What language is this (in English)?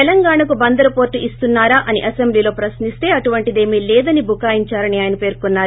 Telugu